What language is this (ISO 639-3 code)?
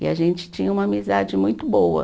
por